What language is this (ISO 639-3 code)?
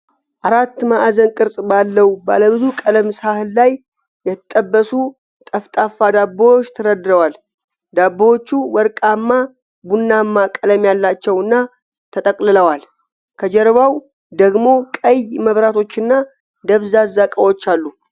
amh